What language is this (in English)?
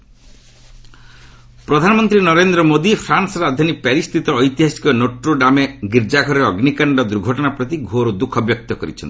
Odia